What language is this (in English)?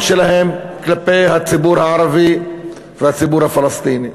Hebrew